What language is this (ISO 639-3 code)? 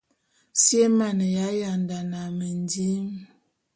bum